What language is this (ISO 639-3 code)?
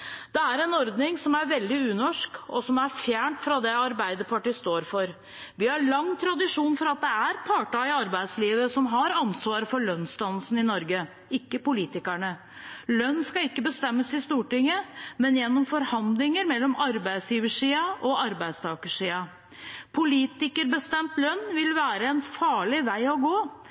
nob